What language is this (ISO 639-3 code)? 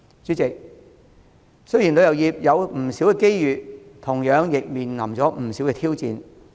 yue